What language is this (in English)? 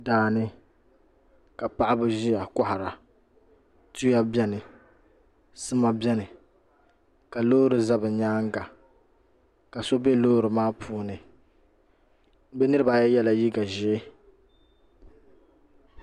Dagbani